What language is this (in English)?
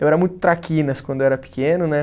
Portuguese